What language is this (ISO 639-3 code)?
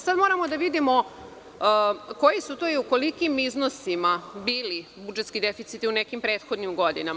srp